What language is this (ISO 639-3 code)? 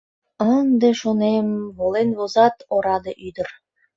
chm